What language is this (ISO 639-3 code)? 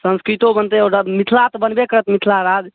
mai